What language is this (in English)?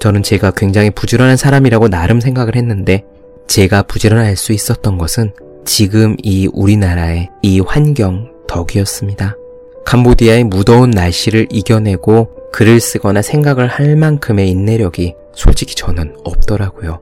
Korean